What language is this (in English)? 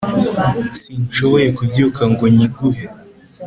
Kinyarwanda